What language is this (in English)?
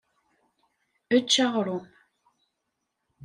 Kabyle